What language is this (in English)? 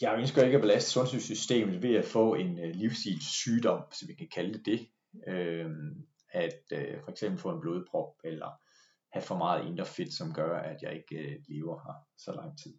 Danish